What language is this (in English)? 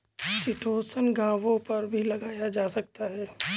Hindi